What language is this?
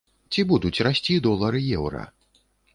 Belarusian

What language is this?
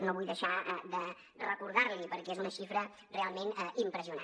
Catalan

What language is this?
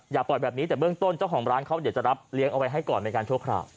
Thai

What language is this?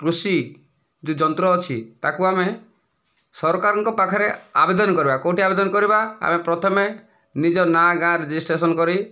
Odia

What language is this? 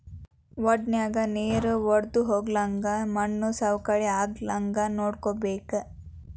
Kannada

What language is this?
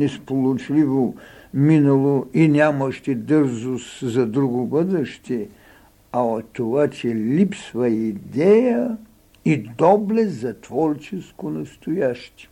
Bulgarian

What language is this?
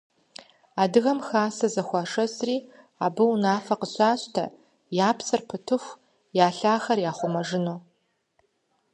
Kabardian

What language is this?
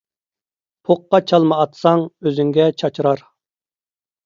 Uyghur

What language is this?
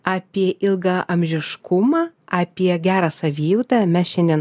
Lithuanian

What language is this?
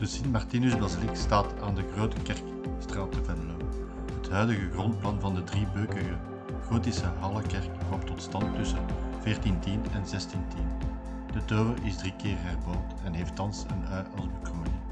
Dutch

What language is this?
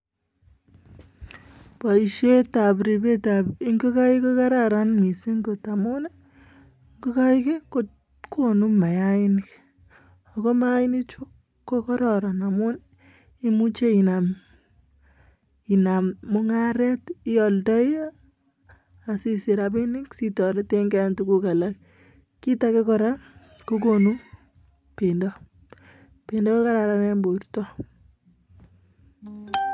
Kalenjin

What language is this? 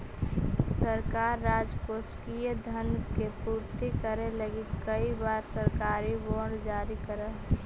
Magahi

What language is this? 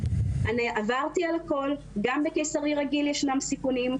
Hebrew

